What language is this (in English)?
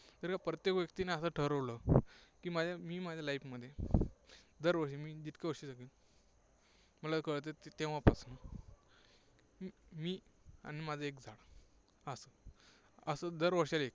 Marathi